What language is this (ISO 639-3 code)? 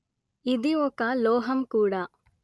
tel